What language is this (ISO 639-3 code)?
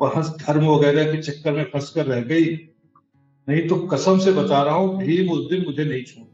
hin